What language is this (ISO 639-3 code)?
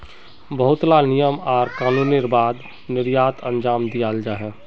mag